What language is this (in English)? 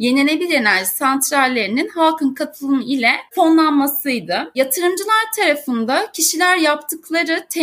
Turkish